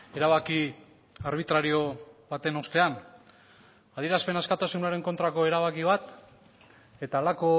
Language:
Basque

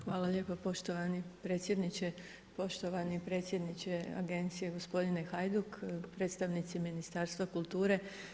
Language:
Croatian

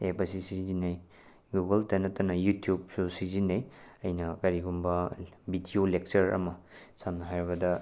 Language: Manipuri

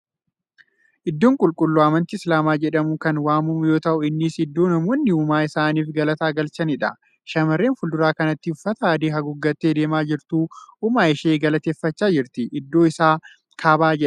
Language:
Oromo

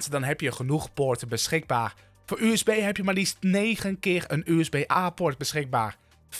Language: Dutch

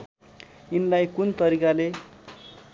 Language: Nepali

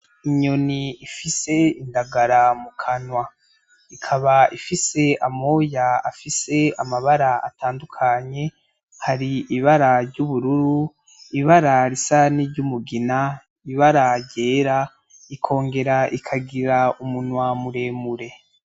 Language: Rundi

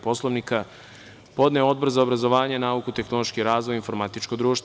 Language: Serbian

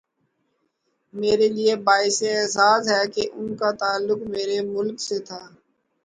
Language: Urdu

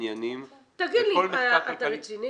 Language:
Hebrew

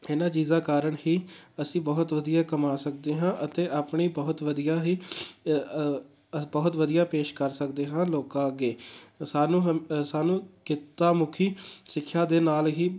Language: Punjabi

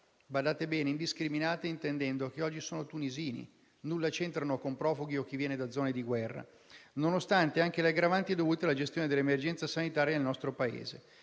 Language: Italian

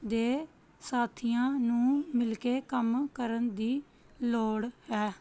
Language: Punjabi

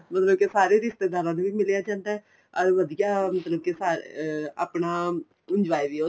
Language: Punjabi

